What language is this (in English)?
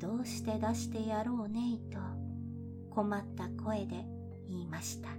Japanese